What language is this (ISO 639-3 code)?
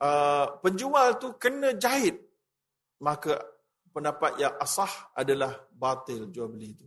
msa